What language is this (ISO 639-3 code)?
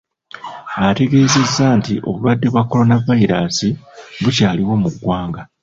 lug